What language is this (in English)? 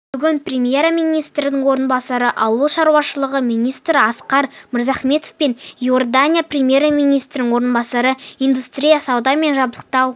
Kazakh